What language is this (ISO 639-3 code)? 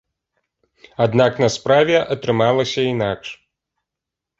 bel